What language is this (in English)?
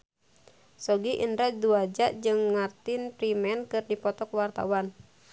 Sundanese